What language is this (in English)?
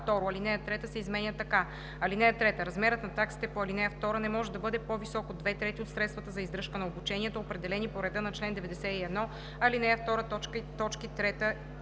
Bulgarian